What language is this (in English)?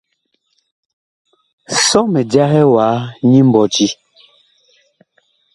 Bakoko